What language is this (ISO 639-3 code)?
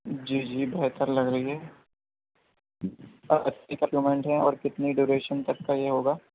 urd